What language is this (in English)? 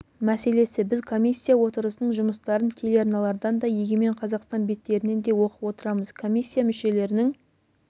Kazakh